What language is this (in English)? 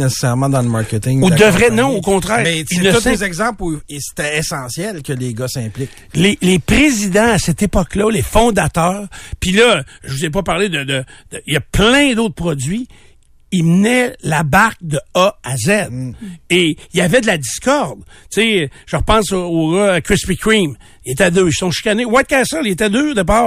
French